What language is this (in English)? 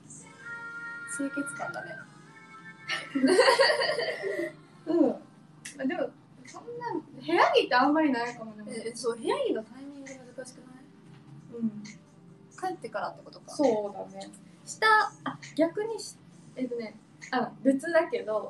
Japanese